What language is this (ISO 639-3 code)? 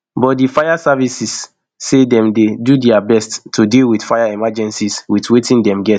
pcm